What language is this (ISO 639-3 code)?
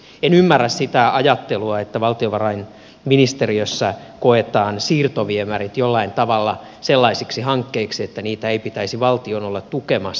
fin